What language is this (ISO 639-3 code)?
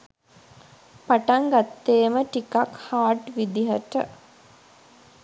sin